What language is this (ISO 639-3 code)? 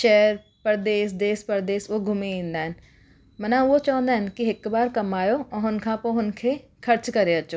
snd